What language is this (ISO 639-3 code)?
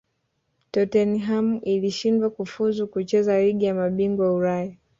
swa